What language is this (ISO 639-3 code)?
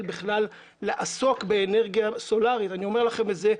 heb